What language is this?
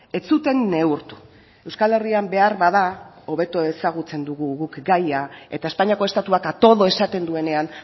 Basque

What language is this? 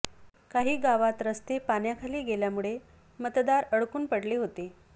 Marathi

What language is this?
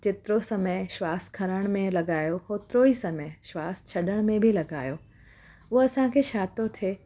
Sindhi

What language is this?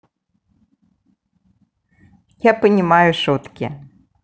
Russian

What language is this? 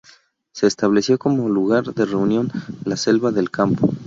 Spanish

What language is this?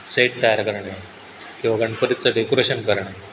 Marathi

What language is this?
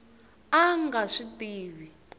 Tsonga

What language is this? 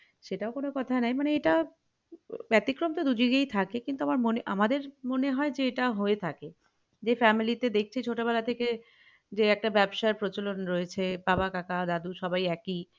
Bangla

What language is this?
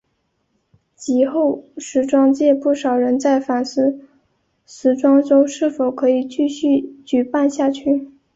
Chinese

